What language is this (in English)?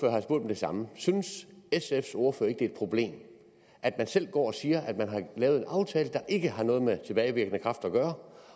Danish